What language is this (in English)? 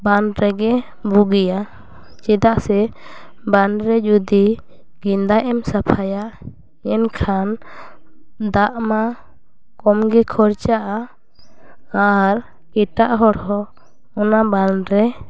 Santali